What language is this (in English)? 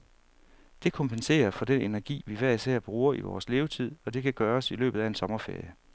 Danish